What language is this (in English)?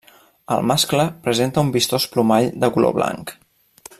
Catalan